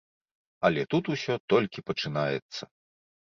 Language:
Belarusian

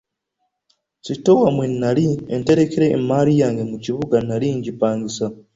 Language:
Ganda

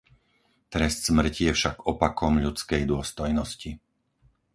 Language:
Slovak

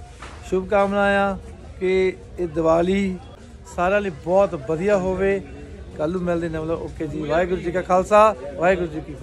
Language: Hindi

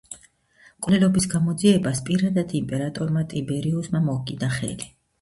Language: Georgian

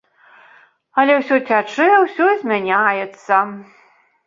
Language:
Belarusian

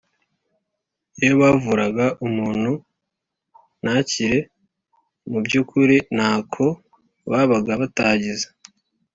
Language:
Kinyarwanda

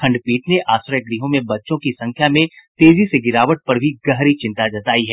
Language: Hindi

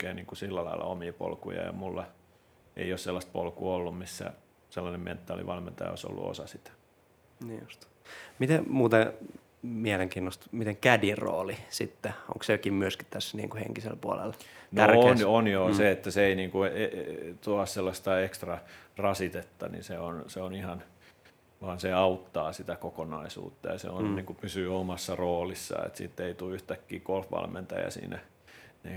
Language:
Finnish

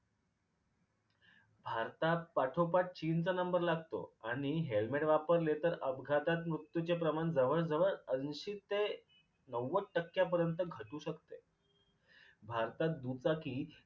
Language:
Marathi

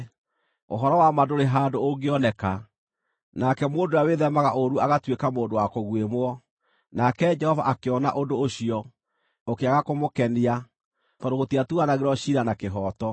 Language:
Kikuyu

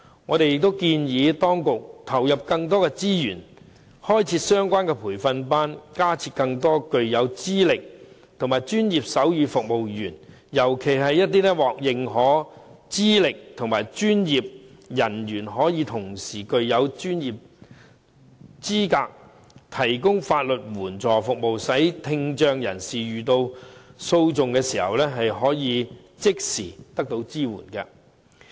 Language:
Cantonese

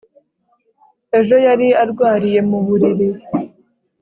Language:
Kinyarwanda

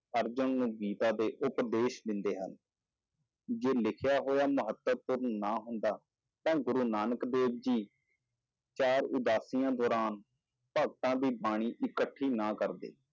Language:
Punjabi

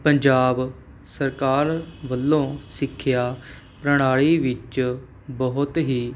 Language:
Punjabi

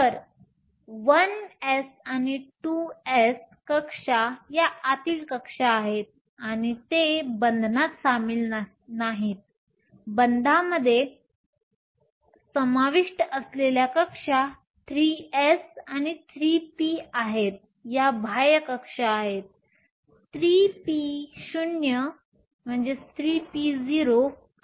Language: Marathi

